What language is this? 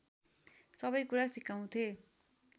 Nepali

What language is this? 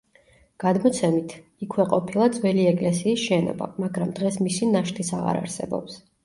Georgian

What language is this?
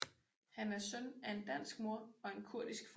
Danish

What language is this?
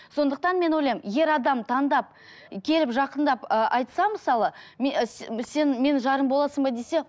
Kazakh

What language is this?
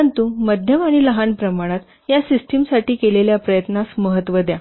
Marathi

